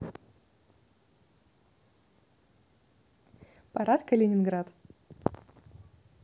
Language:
Russian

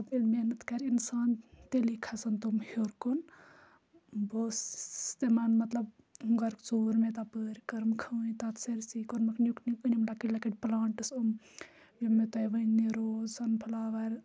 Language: Kashmiri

